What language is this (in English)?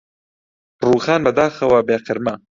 Central Kurdish